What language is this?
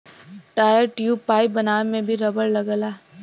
Bhojpuri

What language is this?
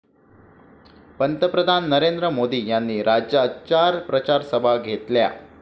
Marathi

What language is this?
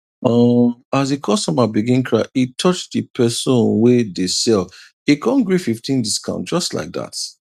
Nigerian Pidgin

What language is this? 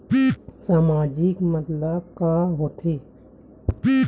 Chhattisgarhi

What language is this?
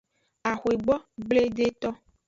Aja (Benin)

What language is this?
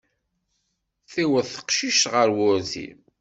Kabyle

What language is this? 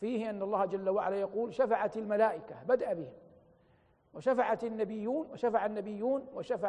Arabic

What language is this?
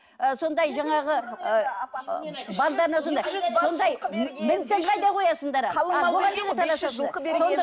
Kazakh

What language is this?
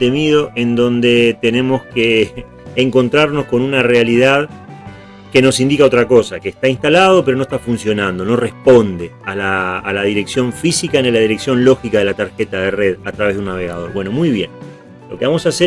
Spanish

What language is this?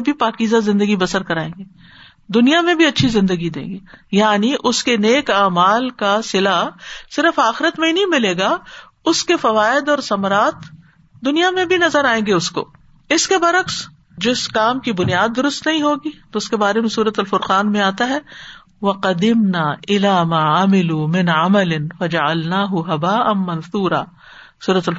Urdu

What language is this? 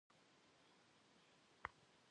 Kabardian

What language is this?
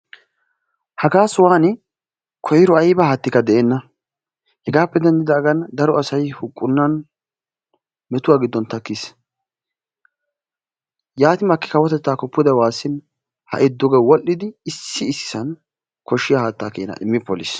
Wolaytta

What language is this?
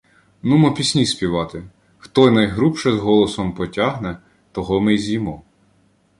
Ukrainian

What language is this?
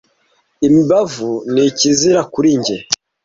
Kinyarwanda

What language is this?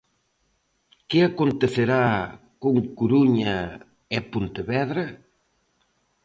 Galician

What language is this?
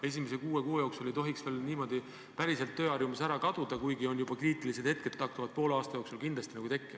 Estonian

